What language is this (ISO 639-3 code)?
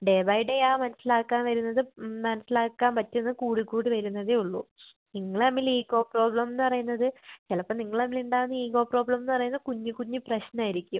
mal